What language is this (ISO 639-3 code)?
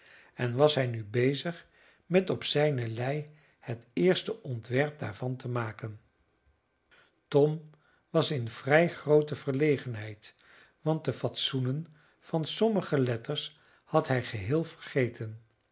nld